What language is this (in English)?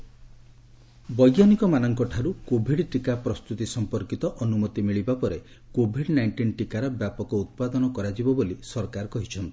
Odia